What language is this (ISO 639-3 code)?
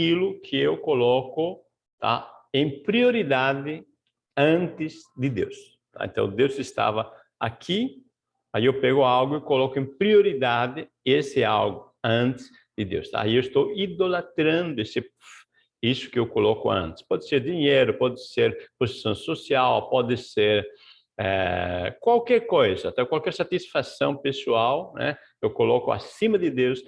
por